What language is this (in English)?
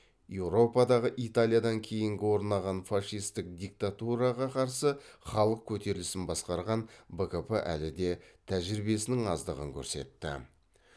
Kazakh